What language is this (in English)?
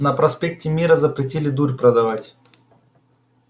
Russian